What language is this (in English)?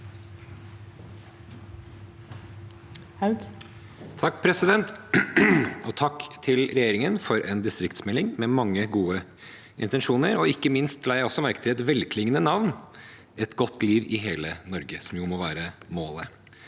Norwegian